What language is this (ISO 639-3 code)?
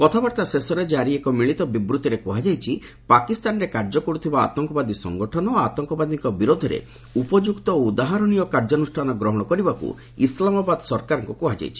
ori